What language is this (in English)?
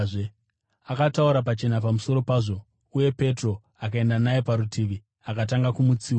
Shona